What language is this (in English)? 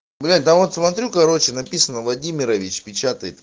Russian